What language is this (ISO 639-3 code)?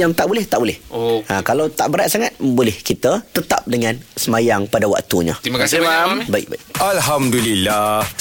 msa